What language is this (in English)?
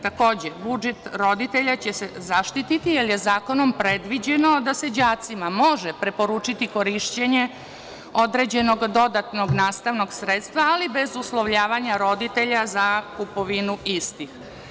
Serbian